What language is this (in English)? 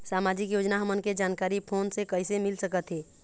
Chhattisgarhi